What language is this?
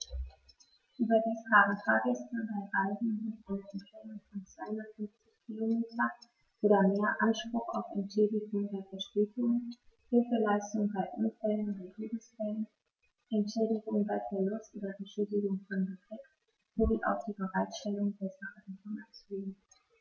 German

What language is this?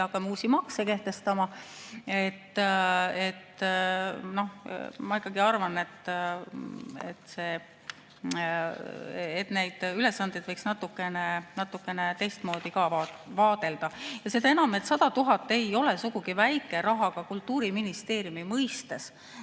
Estonian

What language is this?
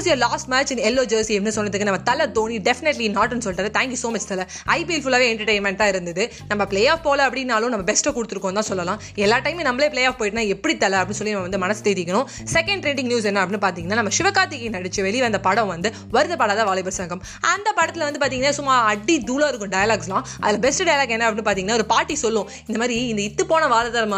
Tamil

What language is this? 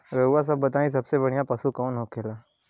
Bhojpuri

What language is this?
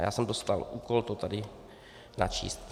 Czech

